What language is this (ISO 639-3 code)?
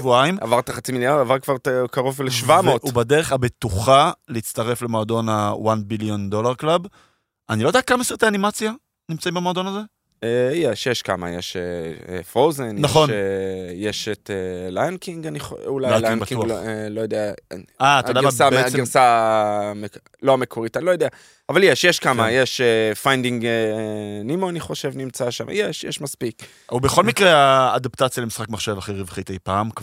heb